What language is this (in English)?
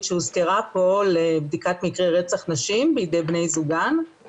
Hebrew